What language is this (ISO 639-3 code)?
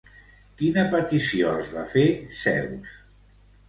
cat